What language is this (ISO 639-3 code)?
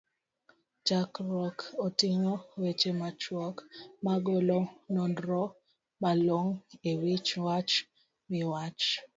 luo